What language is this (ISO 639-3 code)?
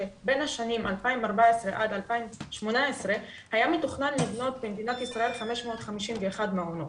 heb